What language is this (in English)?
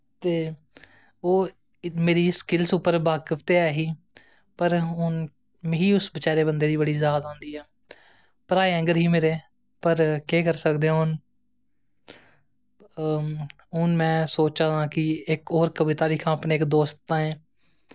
Dogri